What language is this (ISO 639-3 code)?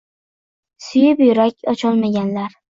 uzb